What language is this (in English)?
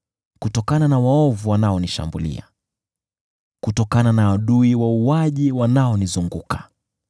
Swahili